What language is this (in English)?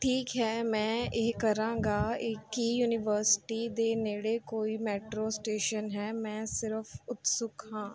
Punjabi